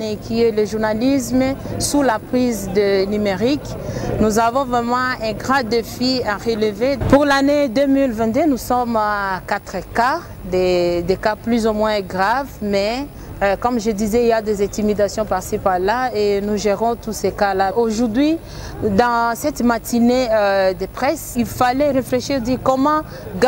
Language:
French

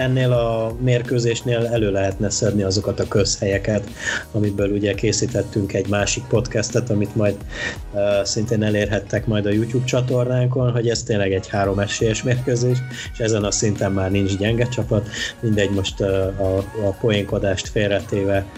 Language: Hungarian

